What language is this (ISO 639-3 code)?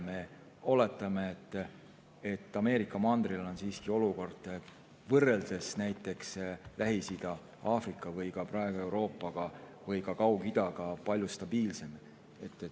est